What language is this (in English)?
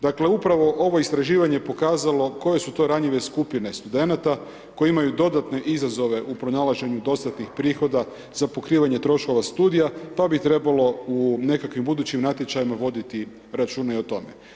Croatian